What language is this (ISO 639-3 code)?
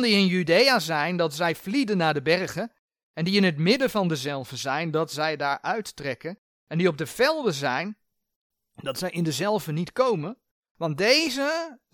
nld